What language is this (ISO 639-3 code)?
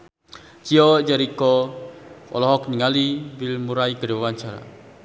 sun